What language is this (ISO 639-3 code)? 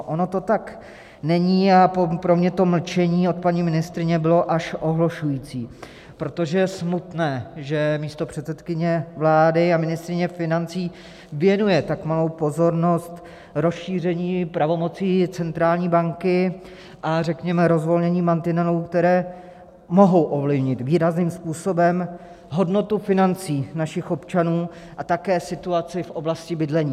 ces